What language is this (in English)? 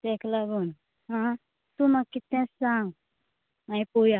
Konkani